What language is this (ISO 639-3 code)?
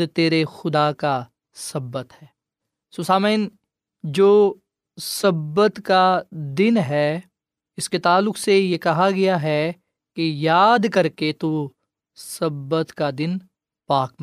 urd